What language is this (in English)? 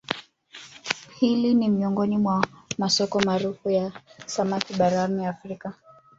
Swahili